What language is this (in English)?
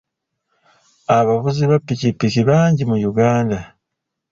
Ganda